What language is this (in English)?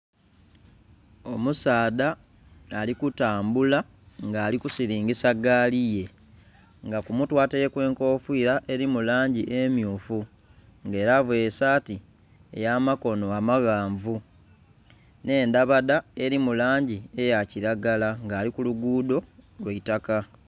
Soga